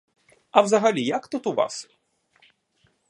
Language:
Ukrainian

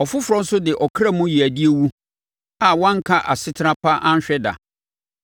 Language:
Akan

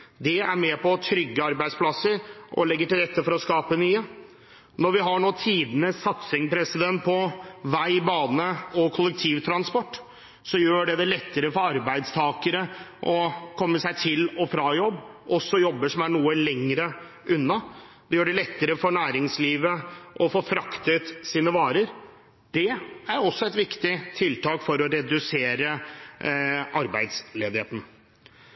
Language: Norwegian Bokmål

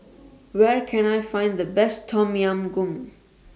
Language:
English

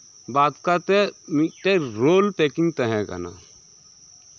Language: Santali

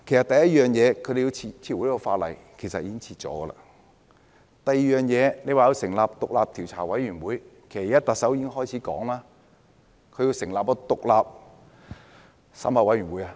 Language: Cantonese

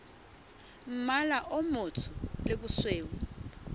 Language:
Southern Sotho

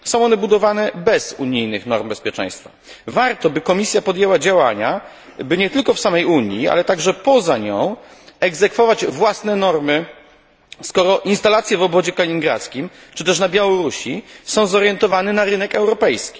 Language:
Polish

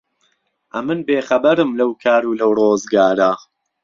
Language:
Central Kurdish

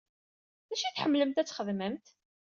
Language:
Kabyle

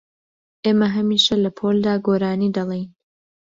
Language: Central Kurdish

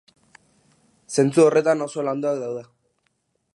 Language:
Basque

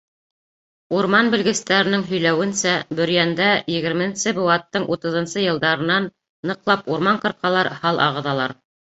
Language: Bashkir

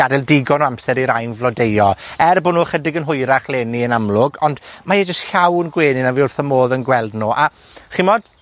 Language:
Welsh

